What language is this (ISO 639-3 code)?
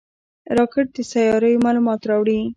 pus